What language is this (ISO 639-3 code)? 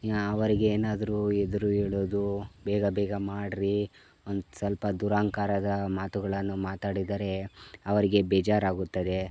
kan